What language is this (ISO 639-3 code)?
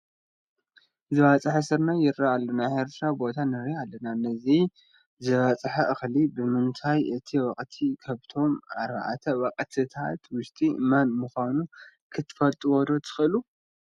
tir